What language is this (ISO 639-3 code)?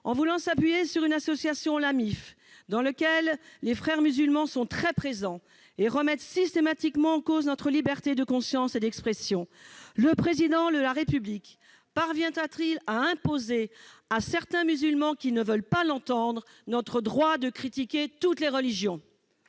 fra